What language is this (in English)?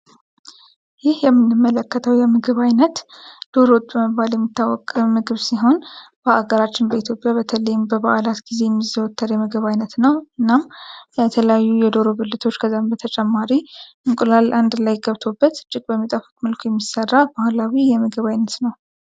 Amharic